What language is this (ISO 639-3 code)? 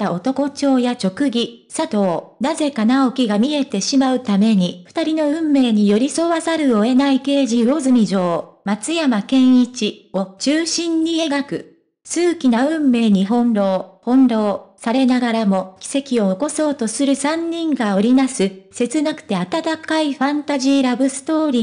jpn